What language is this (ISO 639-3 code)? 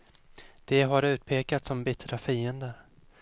swe